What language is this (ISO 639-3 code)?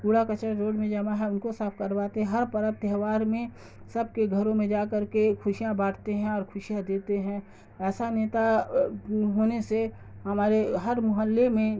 urd